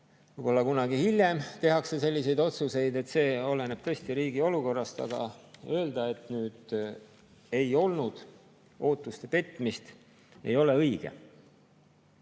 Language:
Estonian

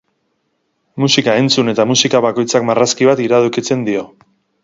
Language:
Basque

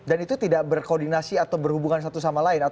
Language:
Indonesian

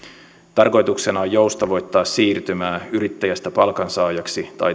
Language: Finnish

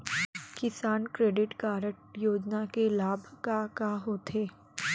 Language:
Chhattisgarhi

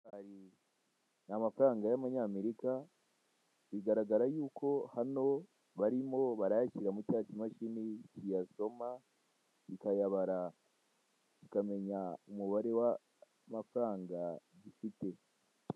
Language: Kinyarwanda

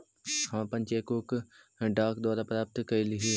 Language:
Magahi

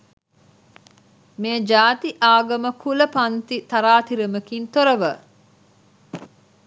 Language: Sinhala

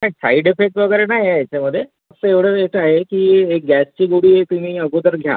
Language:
Marathi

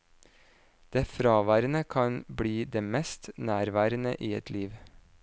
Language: Norwegian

